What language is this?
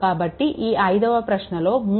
Telugu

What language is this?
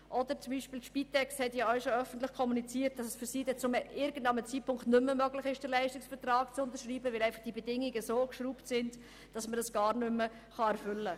Swiss German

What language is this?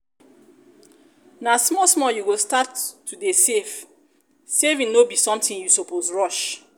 Nigerian Pidgin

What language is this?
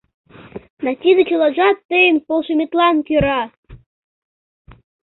Mari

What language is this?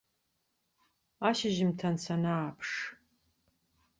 Abkhazian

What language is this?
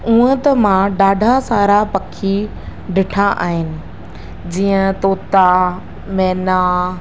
Sindhi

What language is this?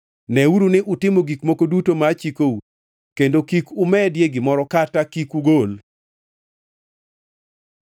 Luo (Kenya and Tanzania)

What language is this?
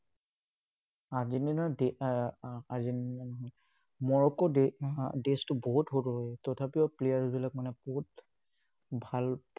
Assamese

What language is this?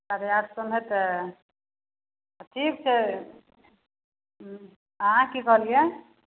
Maithili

